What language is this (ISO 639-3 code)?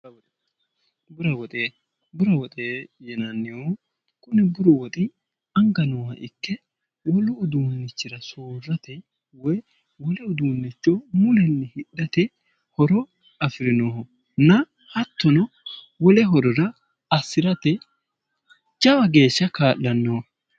sid